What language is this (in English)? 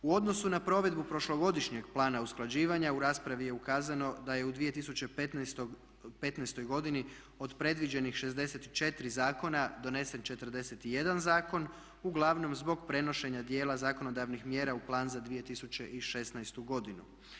Croatian